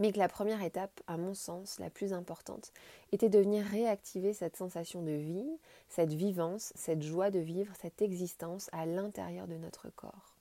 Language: French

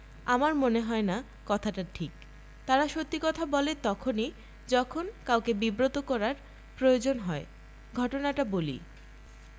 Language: Bangla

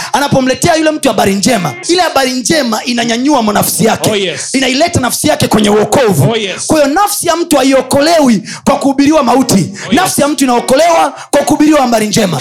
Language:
Swahili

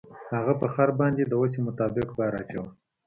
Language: Pashto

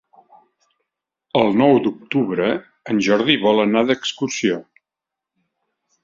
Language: Catalan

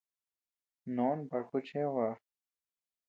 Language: Tepeuxila Cuicatec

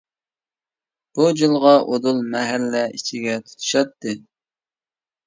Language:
Uyghur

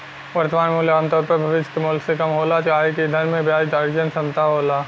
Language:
Bhojpuri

